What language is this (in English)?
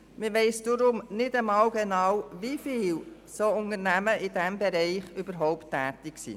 Swiss German